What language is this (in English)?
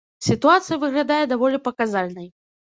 Belarusian